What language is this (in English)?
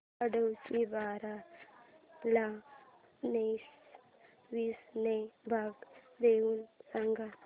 Marathi